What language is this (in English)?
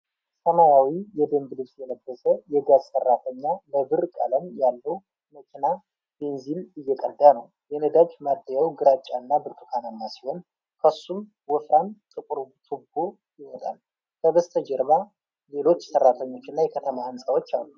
Amharic